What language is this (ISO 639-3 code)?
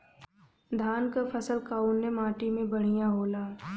bho